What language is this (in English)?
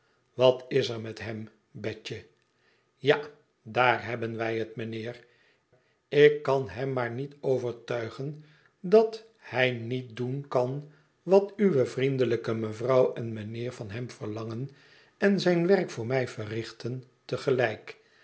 Dutch